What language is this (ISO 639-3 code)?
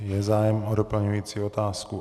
ces